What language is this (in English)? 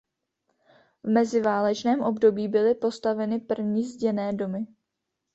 Czech